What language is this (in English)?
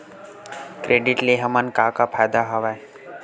Chhattisgarhi